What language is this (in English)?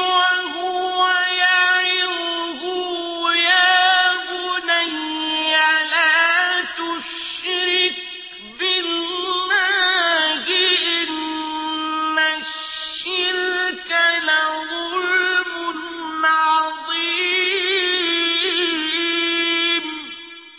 Arabic